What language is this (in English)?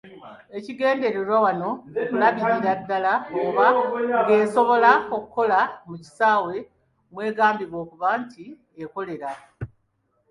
Ganda